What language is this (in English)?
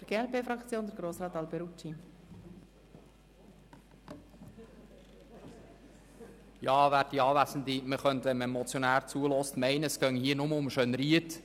Swiss German